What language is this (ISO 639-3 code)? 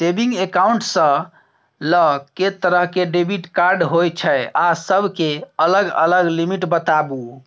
mai